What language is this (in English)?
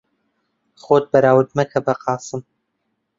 Central Kurdish